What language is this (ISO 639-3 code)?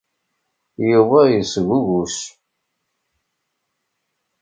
kab